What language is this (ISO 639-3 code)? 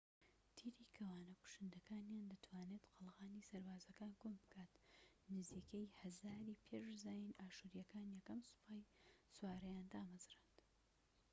ckb